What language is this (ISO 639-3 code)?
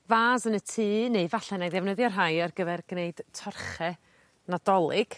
cym